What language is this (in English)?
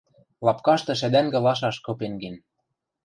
Western Mari